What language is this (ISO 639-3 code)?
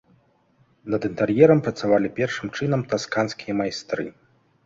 bel